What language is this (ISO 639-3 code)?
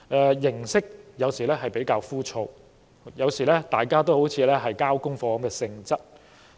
yue